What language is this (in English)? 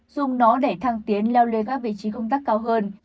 Vietnamese